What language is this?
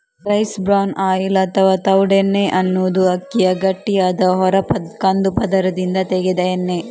Kannada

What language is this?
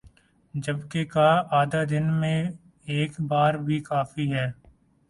Urdu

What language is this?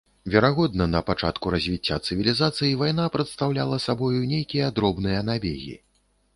Belarusian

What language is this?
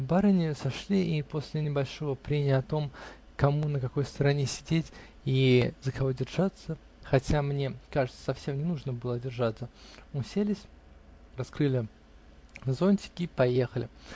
Russian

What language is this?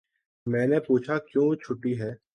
Urdu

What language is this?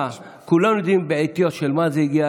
Hebrew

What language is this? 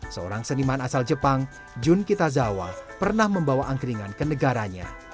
Indonesian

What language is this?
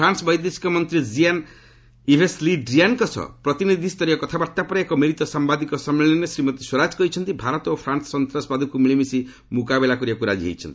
Odia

